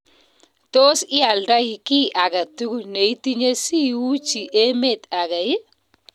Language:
Kalenjin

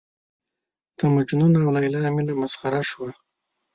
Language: Pashto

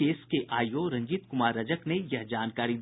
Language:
Hindi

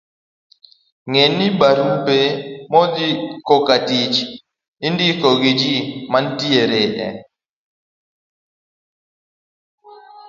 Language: Luo (Kenya and Tanzania)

